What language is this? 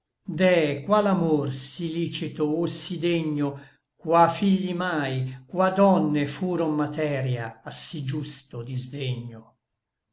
Italian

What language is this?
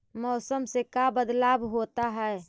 Magahi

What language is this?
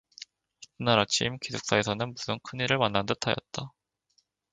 Korean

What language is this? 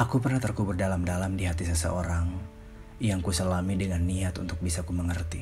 Indonesian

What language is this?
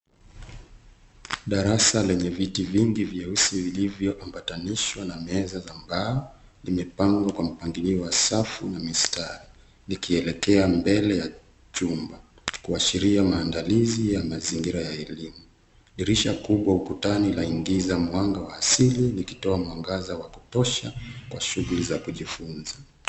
Swahili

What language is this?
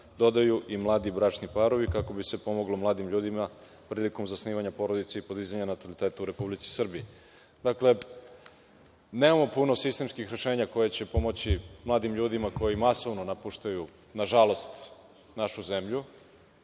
Serbian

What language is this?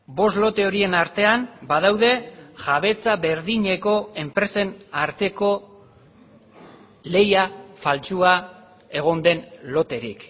Basque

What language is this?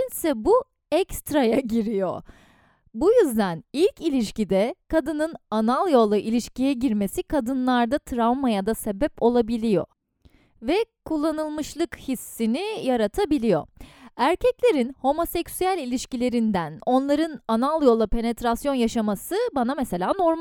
Turkish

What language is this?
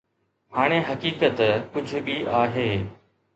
Sindhi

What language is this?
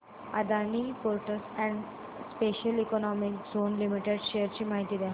Marathi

